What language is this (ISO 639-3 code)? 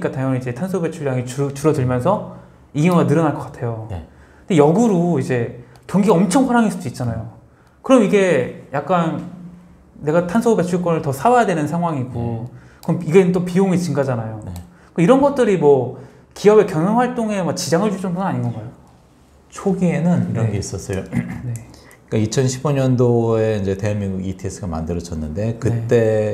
kor